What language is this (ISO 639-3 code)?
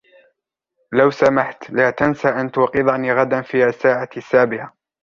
ara